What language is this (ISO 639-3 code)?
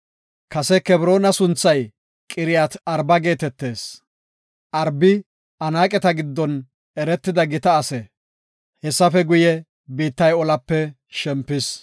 gof